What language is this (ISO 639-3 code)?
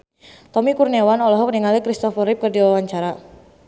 sun